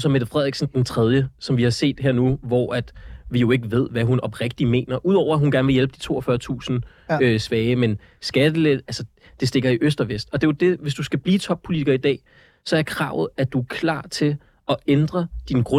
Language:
Danish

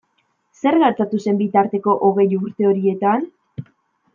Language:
Basque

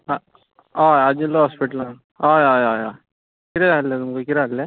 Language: Konkani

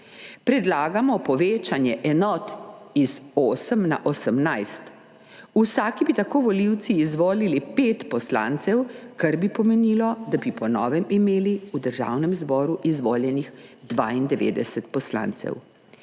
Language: Slovenian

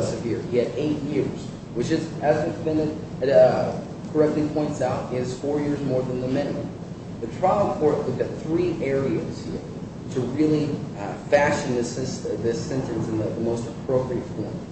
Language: English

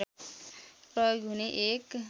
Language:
Nepali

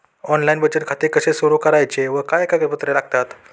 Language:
Marathi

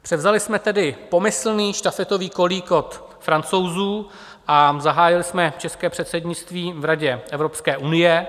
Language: Czech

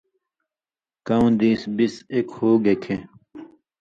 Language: Indus Kohistani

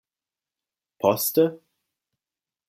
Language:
Esperanto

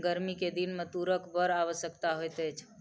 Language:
Maithili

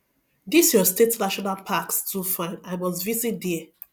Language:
Nigerian Pidgin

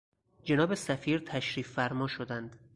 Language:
Persian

